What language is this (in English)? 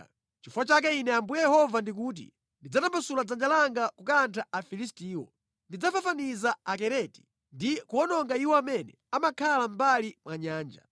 Nyanja